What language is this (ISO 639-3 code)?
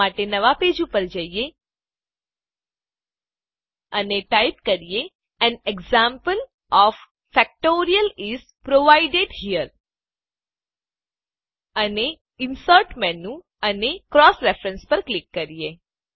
guj